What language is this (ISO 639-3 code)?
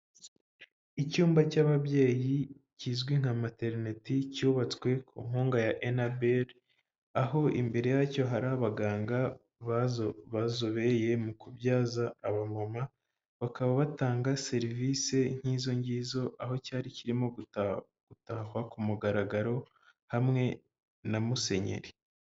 kin